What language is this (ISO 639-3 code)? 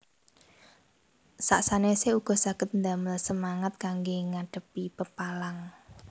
jav